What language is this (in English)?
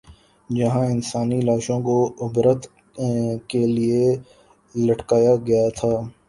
Urdu